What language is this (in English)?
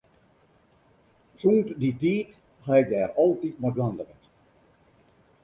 Western Frisian